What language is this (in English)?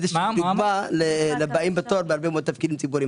Hebrew